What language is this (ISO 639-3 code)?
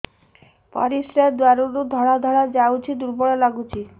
ori